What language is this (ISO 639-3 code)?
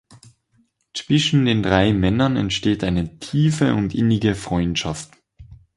deu